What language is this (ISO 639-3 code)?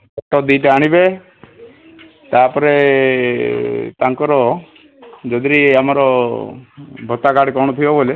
ori